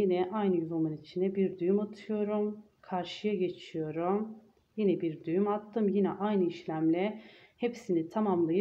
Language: Turkish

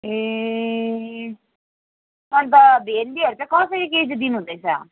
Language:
Nepali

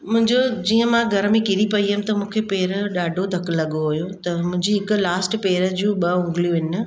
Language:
Sindhi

